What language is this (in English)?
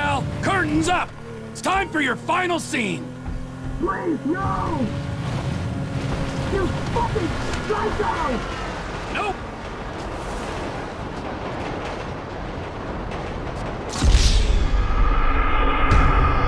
English